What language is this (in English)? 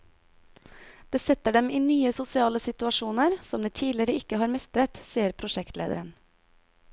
Norwegian